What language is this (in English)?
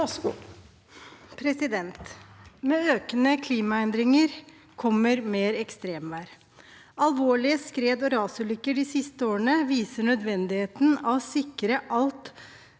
Norwegian